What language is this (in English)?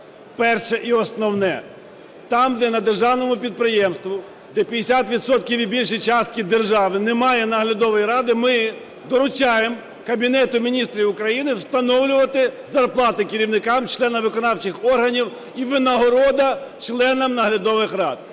Ukrainian